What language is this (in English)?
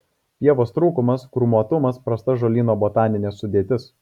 Lithuanian